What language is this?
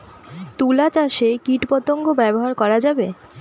Bangla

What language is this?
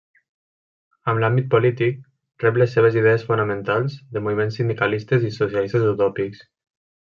Catalan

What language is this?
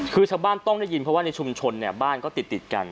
Thai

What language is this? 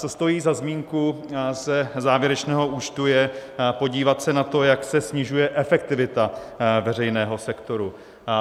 Czech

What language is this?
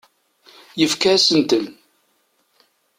Kabyle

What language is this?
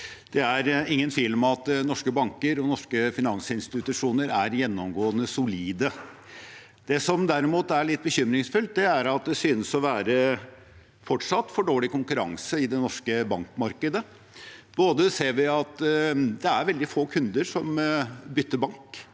Norwegian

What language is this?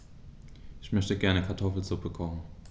German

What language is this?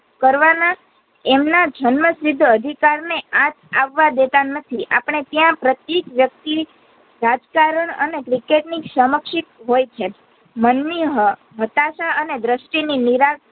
Gujarati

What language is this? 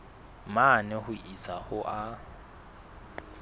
Southern Sotho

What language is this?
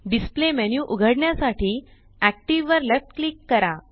Marathi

